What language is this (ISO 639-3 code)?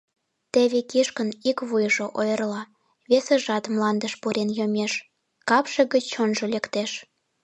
chm